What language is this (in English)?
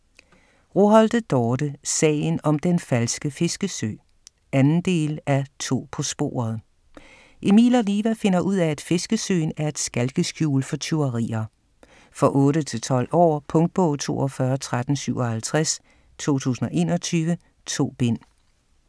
Danish